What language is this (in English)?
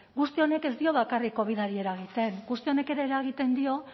Basque